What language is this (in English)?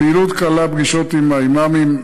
Hebrew